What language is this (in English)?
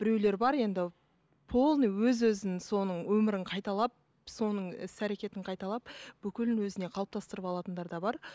Kazakh